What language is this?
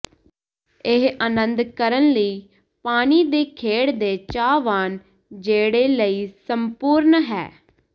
Punjabi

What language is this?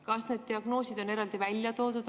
Estonian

